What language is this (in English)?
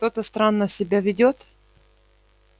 Russian